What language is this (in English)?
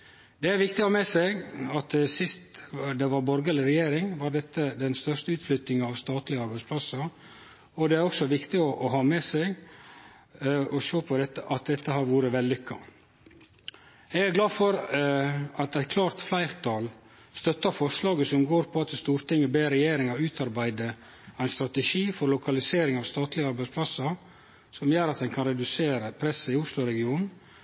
Norwegian Nynorsk